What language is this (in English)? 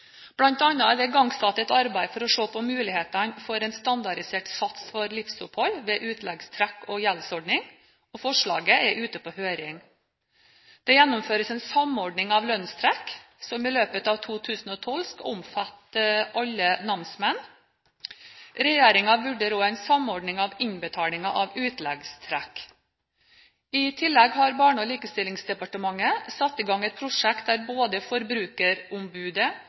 Norwegian Bokmål